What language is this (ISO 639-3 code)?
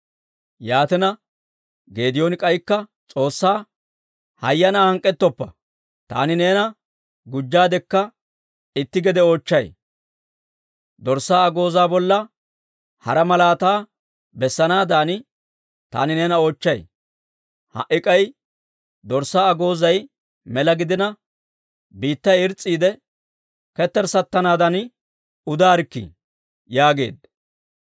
dwr